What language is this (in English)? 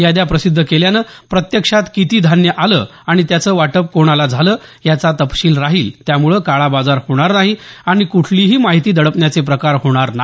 Marathi